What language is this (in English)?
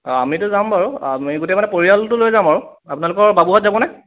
Assamese